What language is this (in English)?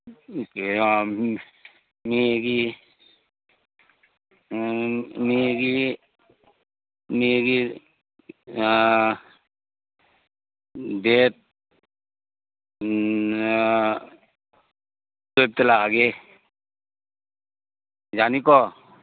Manipuri